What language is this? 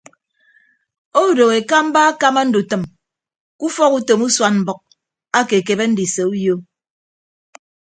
Ibibio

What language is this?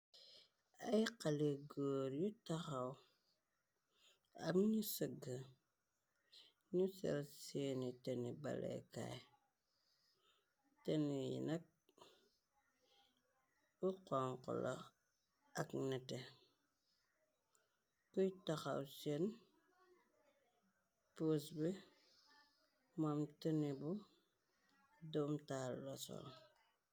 Wolof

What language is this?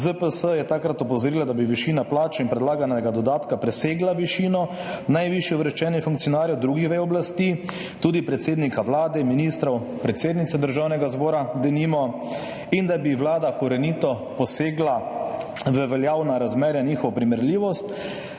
Slovenian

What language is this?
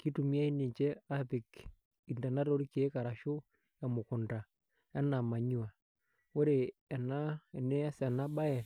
Masai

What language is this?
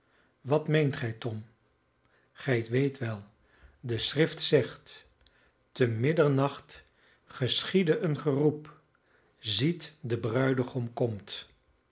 Dutch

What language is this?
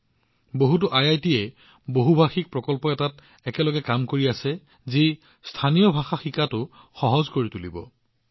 Assamese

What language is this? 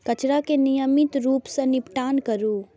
Maithili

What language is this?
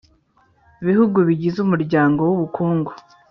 Kinyarwanda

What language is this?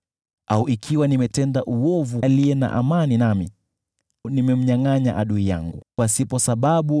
Swahili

